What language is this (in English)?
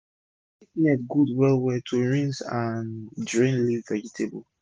Nigerian Pidgin